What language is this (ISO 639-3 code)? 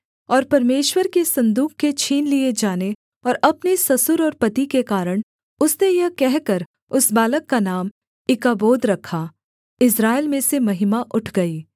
hin